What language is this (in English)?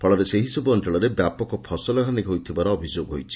Odia